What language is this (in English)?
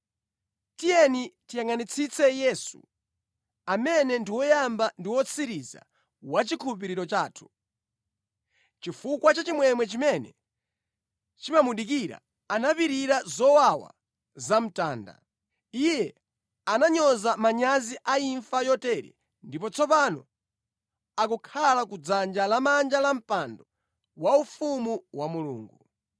Nyanja